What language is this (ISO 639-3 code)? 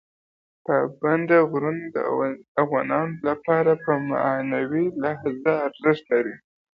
pus